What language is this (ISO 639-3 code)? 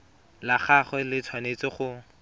tsn